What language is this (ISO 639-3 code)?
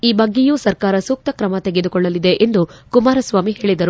kan